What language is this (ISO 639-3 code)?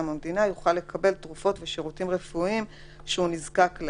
heb